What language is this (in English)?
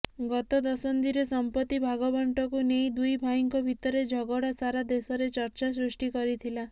Odia